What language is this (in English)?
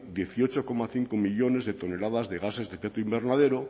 Spanish